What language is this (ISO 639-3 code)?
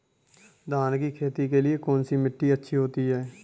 hin